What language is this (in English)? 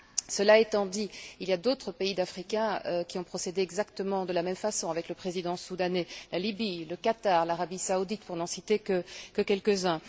French